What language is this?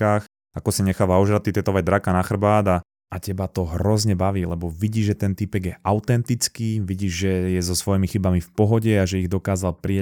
Slovak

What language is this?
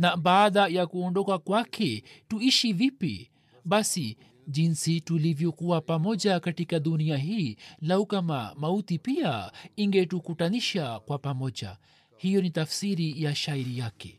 Swahili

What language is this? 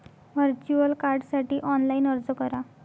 Marathi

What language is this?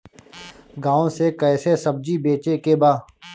Bhojpuri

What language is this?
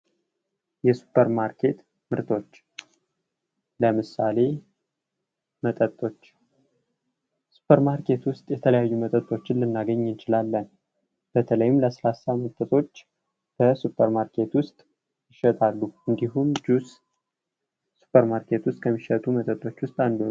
Amharic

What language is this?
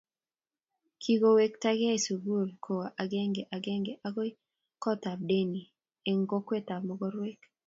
Kalenjin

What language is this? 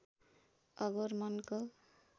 Nepali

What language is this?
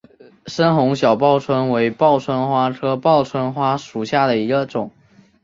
Chinese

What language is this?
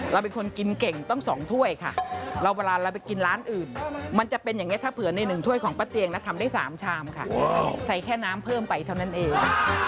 Thai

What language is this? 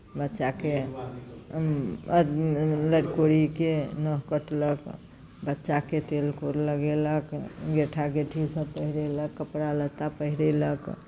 Maithili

